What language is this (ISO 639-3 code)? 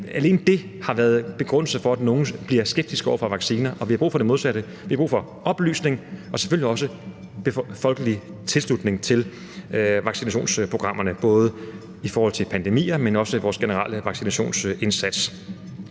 dan